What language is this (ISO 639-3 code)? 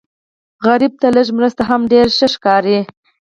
pus